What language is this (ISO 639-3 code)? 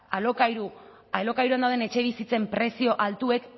eus